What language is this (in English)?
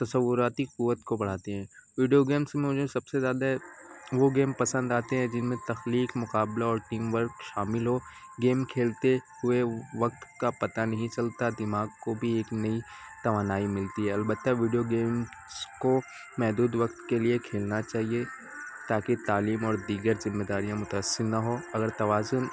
Urdu